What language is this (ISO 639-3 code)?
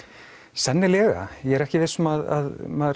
isl